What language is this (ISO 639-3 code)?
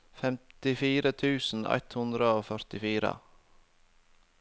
nor